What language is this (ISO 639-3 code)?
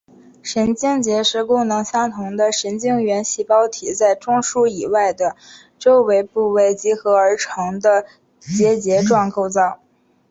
zho